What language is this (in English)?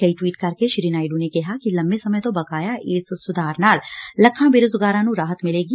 Punjabi